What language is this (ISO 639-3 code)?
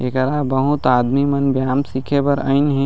hne